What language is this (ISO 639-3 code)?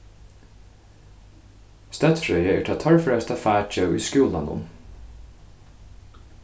fao